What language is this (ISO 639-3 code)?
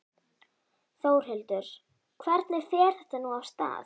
isl